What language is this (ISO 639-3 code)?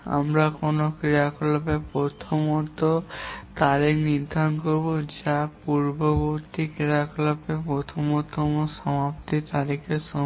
ben